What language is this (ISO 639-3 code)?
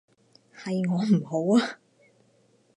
yue